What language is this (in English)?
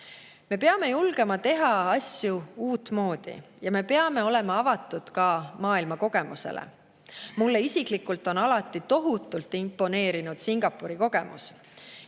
Estonian